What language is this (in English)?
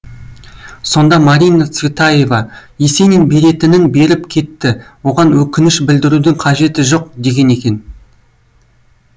Kazakh